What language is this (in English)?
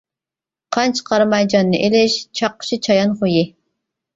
Uyghur